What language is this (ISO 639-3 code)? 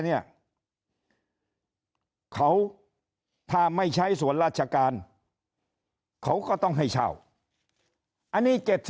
tha